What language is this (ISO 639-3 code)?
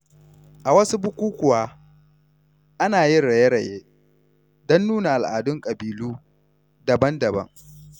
hau